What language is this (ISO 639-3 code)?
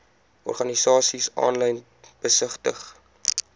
afr